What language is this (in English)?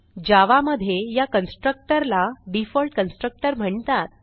Marathi